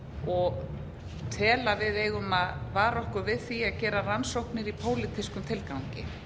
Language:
Icelandic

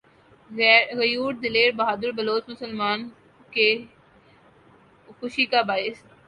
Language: Urdu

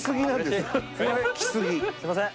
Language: Japanese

